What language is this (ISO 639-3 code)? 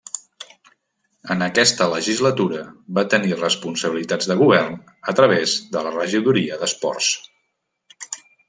cat